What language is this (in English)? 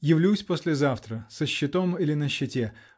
Russian